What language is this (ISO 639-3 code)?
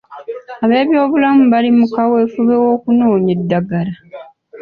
lug